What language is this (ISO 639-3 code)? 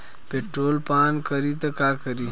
bho